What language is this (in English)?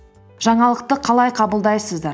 Kazakh